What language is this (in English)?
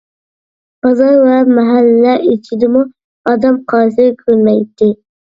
Uyghur